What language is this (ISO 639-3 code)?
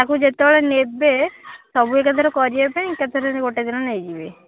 ori